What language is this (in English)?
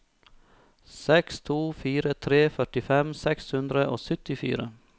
Norwegian